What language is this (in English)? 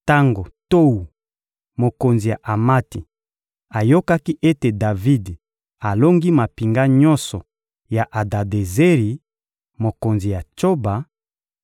Lingala